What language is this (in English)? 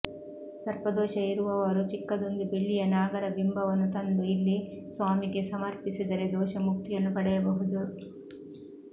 Kannada